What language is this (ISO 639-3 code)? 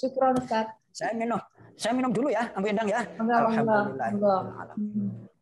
ind